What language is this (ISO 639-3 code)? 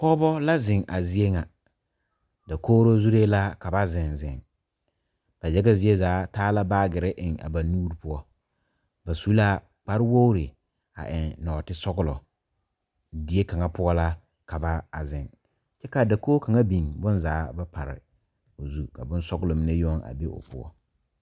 dga